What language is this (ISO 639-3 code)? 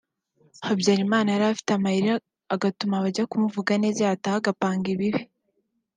kin